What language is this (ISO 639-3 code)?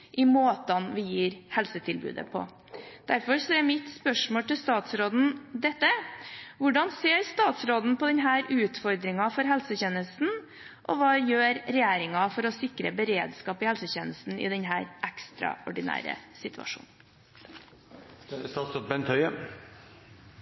nob